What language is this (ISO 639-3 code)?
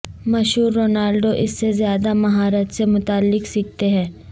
urd